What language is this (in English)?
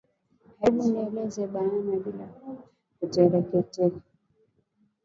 Swahili